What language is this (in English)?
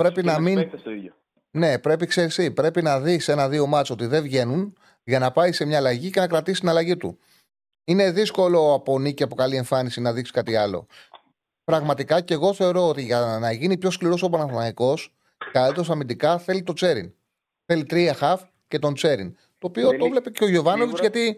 Greek